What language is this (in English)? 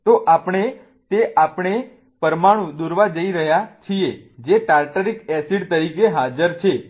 Gujarati